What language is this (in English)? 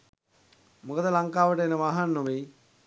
Sinhala